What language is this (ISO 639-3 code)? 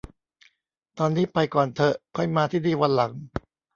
tha